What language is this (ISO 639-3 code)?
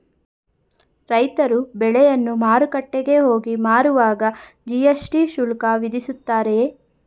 kan